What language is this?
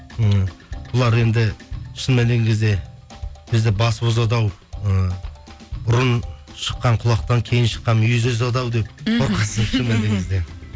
Kazakh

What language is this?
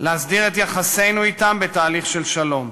Hebrew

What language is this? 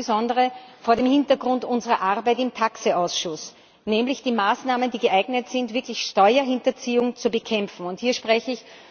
German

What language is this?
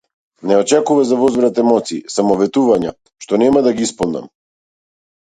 Macedonian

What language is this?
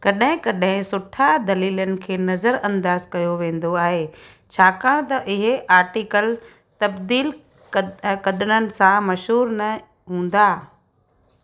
Sindhi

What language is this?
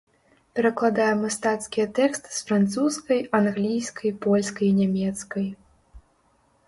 Belarusian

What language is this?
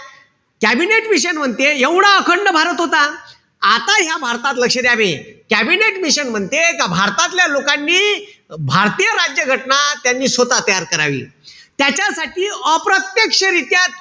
Marathi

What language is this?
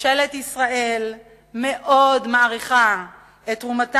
Hebrew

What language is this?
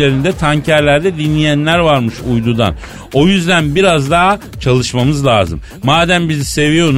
Turkish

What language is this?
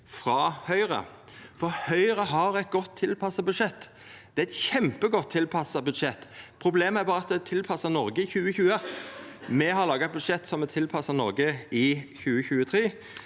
Norwegian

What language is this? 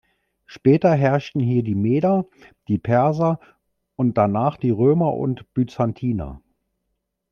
German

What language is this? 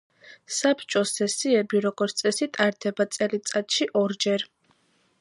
Georgian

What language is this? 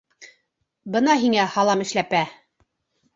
Bashkir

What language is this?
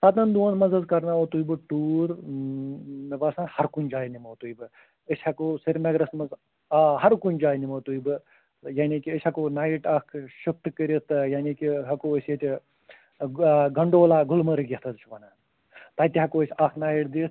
Kashmiri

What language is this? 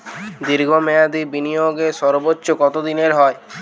Bangla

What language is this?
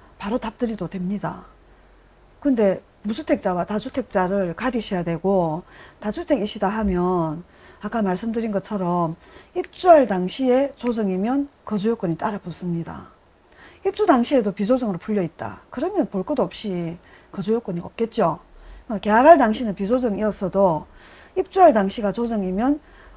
Korean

